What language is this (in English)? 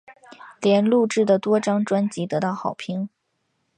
Chinese